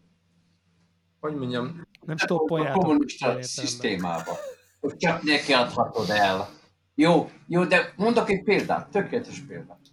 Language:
Hungarian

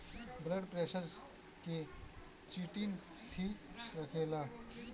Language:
Bhojpuri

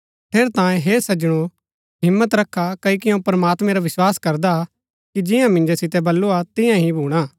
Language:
Gaddi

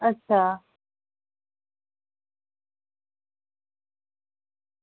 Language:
Dogri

